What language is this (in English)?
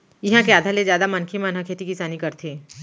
Chhattisgarhi